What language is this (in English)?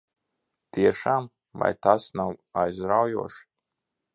Latvian